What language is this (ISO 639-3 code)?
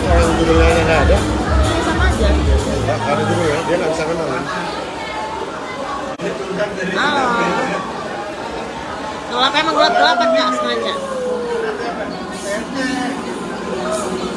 ind